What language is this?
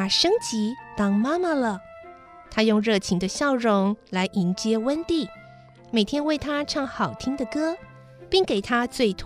Chinese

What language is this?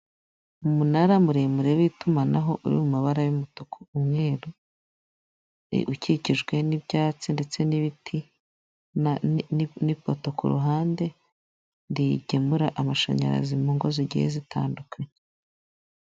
Kinyarwanda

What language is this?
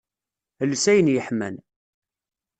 Kabyle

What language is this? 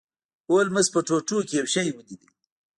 Pashto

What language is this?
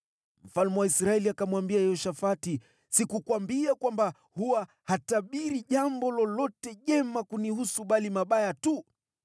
Swahili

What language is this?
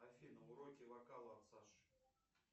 Russian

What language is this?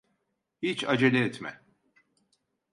Turkish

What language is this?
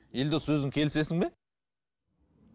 Kazakh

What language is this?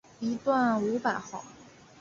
Chinese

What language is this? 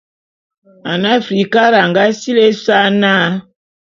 Bulu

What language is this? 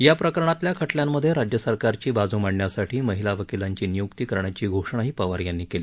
Marathi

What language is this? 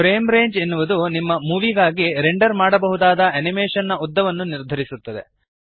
Kannada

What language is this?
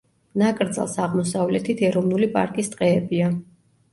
Georgian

